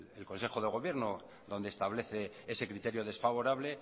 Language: Spanish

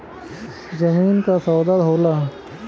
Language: Bhojpuri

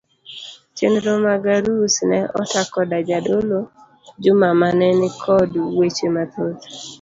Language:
Luo (Kenya and Tanzania)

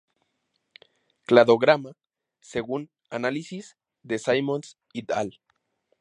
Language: Spanish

